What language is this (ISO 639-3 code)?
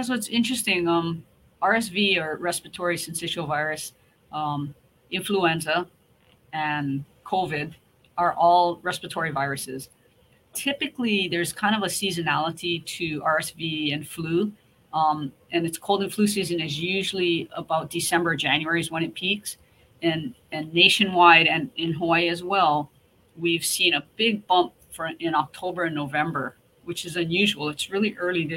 eng